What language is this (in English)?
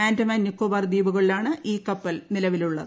Malayalam